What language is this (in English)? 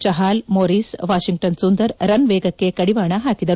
Kannada